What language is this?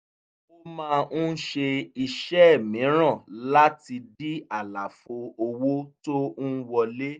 Yoruba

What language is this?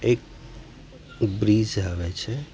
Gujarati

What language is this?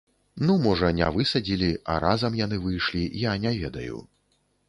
Belarusian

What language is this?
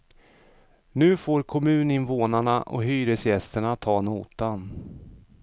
Swedish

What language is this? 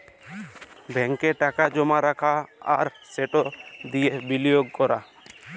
Bangla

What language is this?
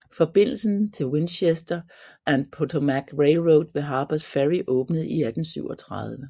Danish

